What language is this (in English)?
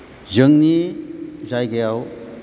Bodo